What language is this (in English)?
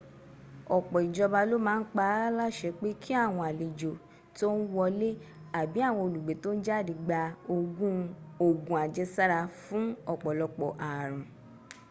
Yoruba